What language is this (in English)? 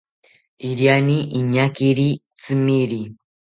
South Ucayali Ashéninka